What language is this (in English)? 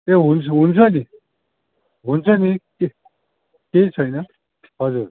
Nepali